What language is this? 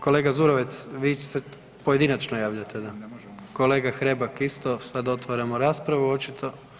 Croatian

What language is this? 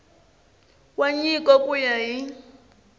Tsonga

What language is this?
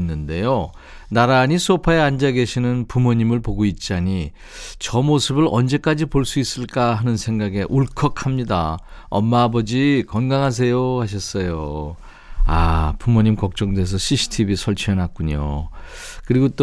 Korean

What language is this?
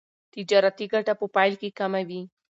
Pashto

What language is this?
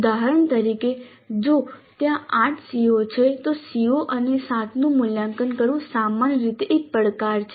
Gujarati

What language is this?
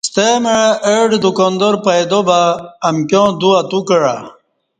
Kati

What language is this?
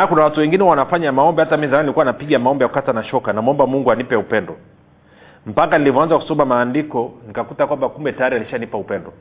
Swahili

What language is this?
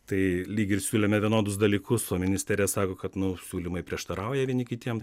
Lithuanian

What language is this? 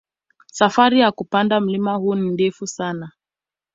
Swahili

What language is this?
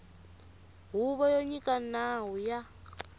Tsonga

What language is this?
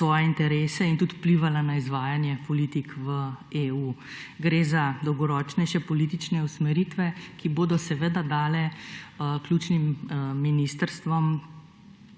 Slovenian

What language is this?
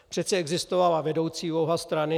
Czech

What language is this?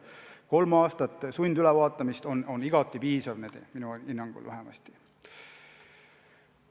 Estonian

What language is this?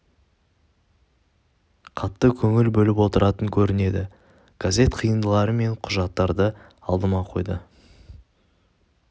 Kazakh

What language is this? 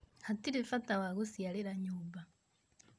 Kikuyu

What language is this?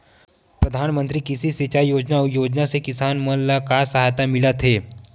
Chhattisgarhi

